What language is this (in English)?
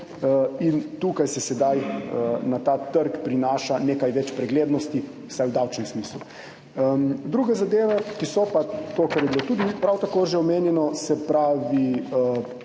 Slovenian